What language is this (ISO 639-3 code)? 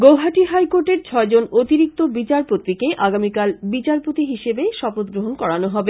ben